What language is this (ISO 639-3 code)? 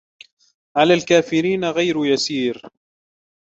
ara